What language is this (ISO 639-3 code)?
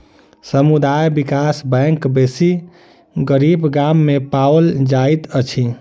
mai